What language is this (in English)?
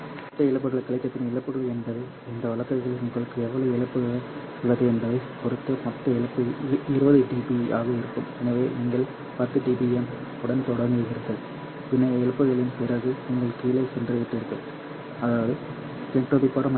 Tamil